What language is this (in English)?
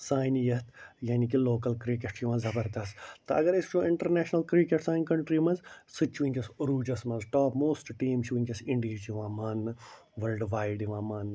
Kashmiri